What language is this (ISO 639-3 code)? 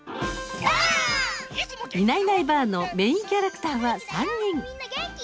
jpn